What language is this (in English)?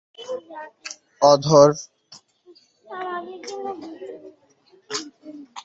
Bangla